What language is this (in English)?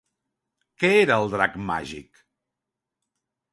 Catalan